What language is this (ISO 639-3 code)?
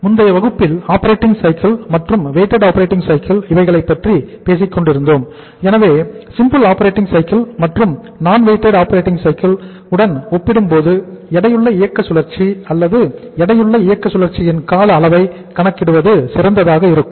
tam